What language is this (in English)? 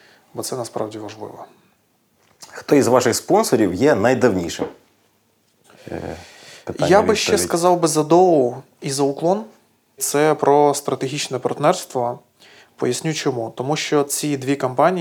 Ukrainian